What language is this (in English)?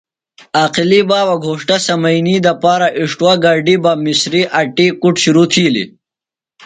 Phalura